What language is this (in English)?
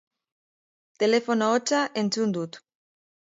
Basque